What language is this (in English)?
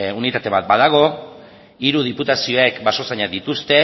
Basque